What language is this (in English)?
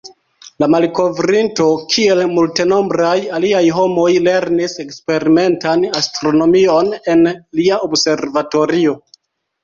Esperanto